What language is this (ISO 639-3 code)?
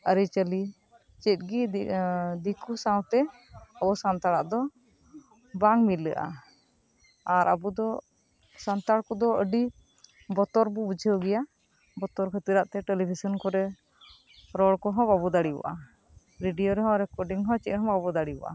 sat